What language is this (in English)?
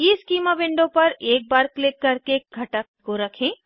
Hindi